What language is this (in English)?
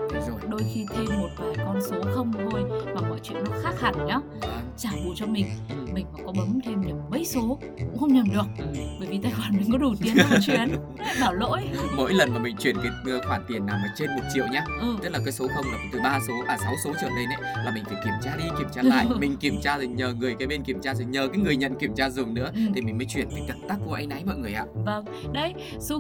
Vietnamese